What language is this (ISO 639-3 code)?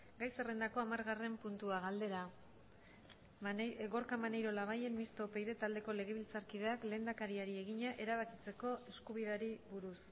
eus